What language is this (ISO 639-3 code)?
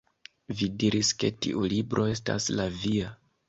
epo